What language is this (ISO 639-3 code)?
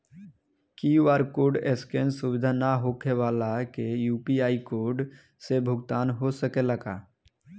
bho